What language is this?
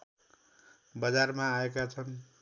Nepali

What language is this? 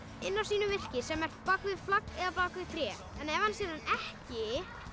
Icelandic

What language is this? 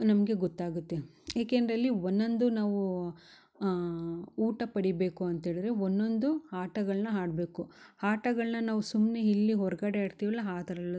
Kannada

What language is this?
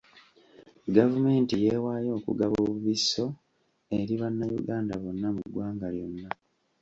Ganda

